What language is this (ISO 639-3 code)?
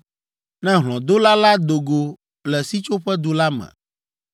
ewe